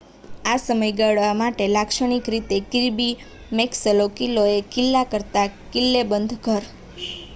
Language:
Gujarati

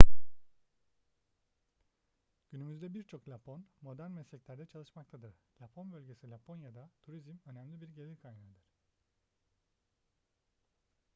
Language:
Turkish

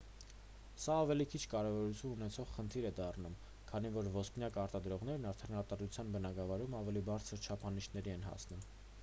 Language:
Armenian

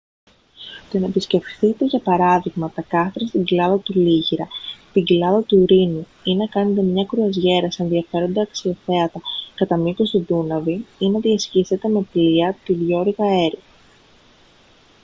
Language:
Greek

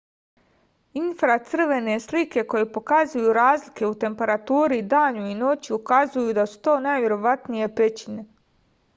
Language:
Serbian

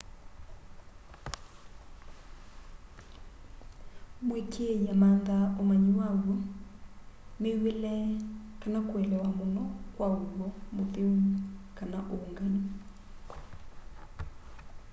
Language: Kamba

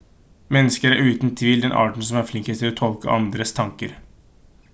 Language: Norwegian Bokmål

